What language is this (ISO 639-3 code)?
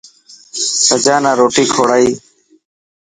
mki